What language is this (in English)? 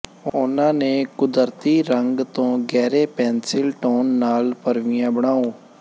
Punjabi